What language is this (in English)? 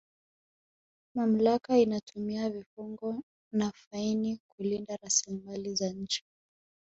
Swahili